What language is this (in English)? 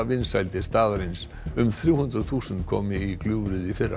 Icelandic